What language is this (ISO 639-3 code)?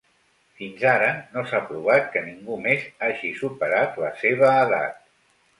cat